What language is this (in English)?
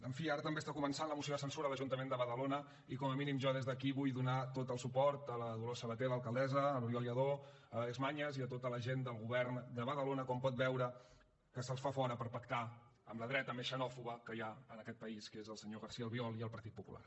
Catalan